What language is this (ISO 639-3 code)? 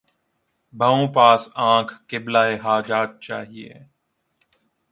urd